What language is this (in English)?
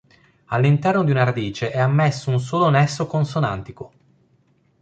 Italian